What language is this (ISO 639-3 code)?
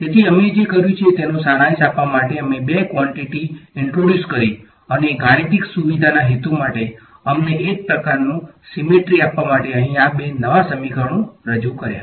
guj